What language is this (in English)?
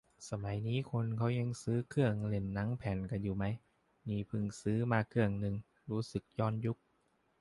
Thai